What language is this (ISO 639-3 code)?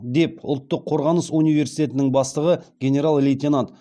kaz